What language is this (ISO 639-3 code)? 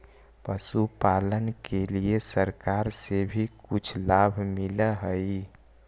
mag